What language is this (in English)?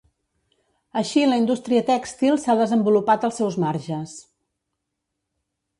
Catalan